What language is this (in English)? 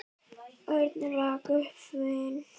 Icelandic